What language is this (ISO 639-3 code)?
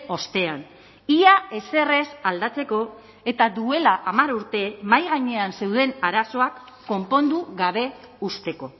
eus